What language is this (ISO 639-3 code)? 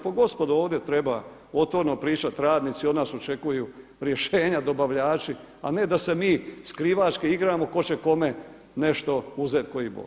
hrv